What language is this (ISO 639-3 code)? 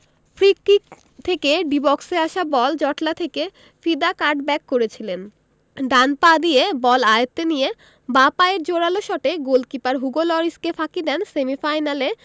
ben